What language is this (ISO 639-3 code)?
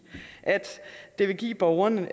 dan